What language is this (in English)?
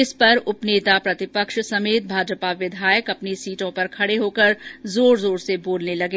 Hindi